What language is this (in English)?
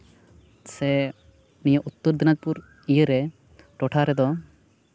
Santali